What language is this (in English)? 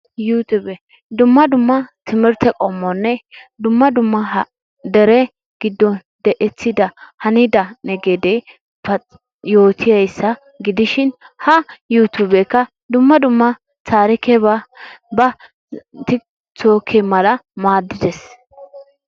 Wolaytta